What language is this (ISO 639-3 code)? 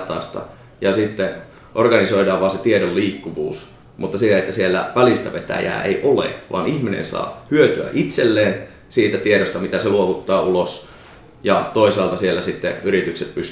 fin